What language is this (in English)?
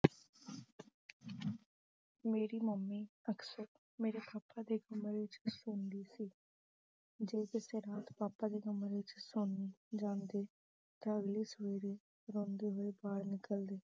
Punjabi